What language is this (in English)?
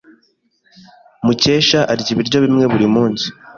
Kinyarwanda